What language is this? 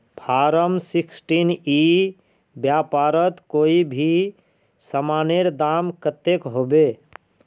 Magahi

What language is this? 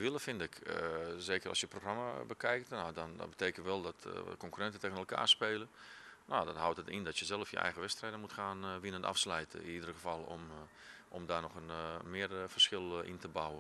Dutch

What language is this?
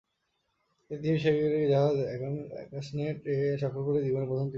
Bangla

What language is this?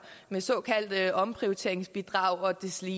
Danish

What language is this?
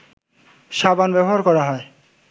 Bangla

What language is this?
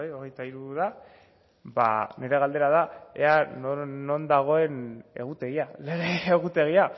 Basque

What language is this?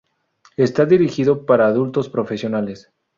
Spanish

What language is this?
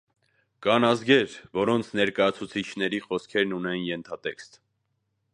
Armenian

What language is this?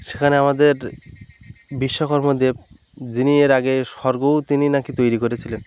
Bangla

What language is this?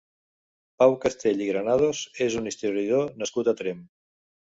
Catalan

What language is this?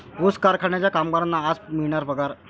Marathi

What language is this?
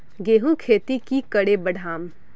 Magahi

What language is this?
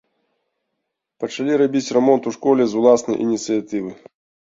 Belarusian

